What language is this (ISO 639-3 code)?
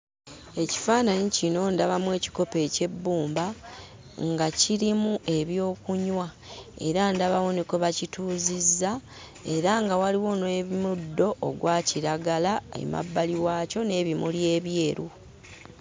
lug